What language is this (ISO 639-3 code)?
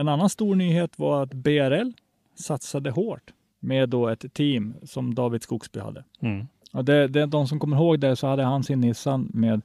swe